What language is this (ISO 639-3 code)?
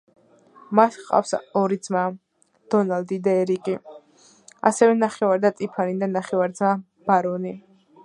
kat